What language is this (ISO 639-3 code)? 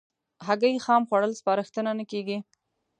pus